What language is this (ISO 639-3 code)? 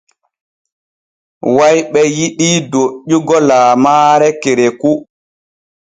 fue